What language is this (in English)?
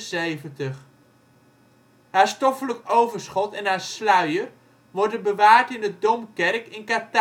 Dutch